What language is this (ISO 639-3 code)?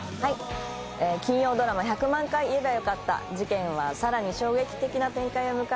jpn